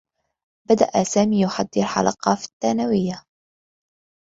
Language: Arabic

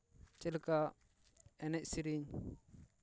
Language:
Santali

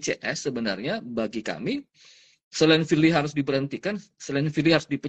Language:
Indonesian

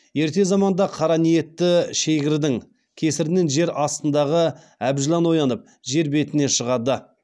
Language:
Kazakh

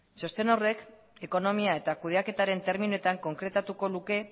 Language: Basque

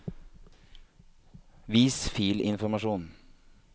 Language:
Norwegian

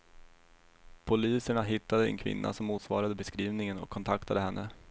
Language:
Swedish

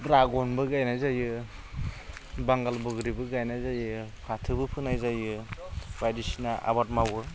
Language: Bodo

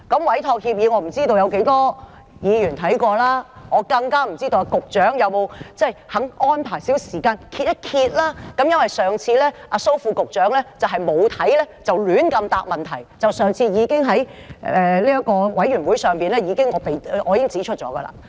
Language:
Cantonese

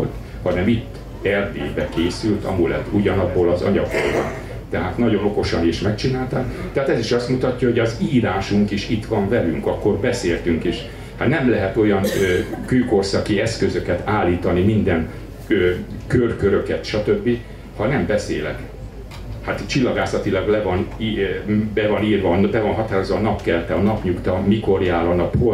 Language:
Hungarian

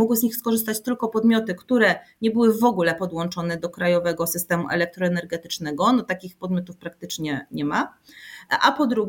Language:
Polish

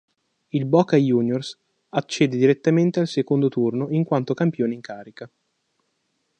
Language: Italian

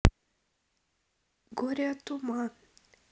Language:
Russian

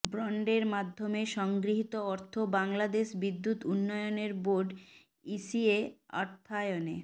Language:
Bangla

